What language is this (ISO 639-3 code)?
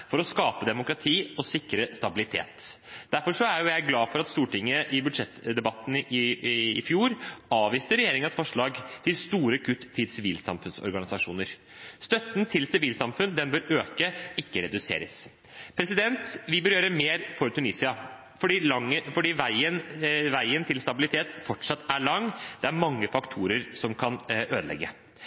nob